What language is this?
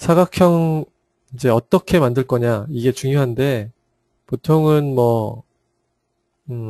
Korean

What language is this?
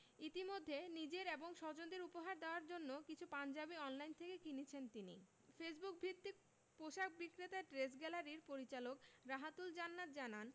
Bangla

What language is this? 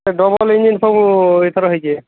Odia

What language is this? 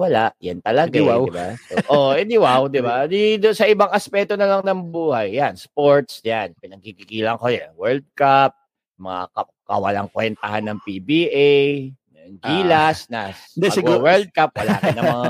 Filipino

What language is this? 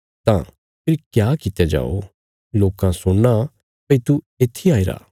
Bilaspuri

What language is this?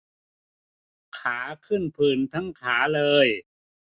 Thai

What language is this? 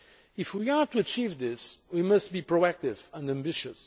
English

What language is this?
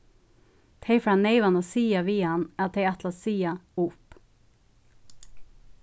Faroese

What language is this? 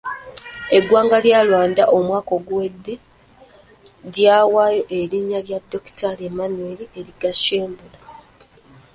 Ganda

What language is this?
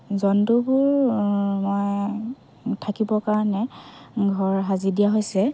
Assamese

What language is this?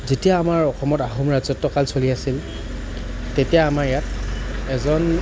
Assamese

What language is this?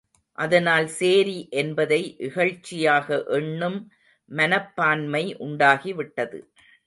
Tamil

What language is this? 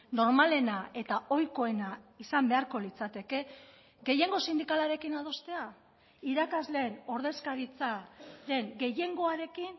Basque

